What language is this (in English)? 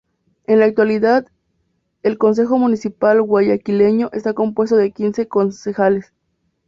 Spanish